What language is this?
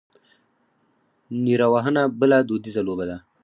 Pashto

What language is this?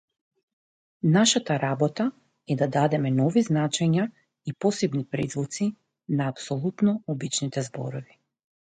Macedonian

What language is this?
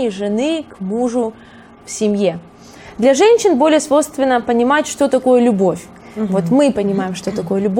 Russian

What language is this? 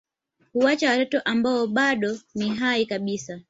Swahili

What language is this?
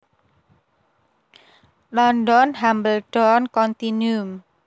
Javanese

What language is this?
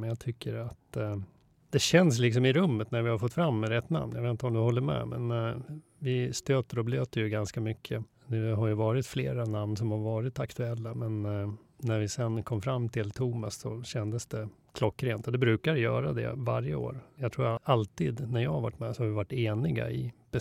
Swedish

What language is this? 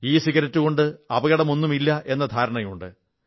Malayalam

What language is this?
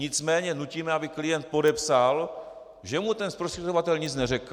Czech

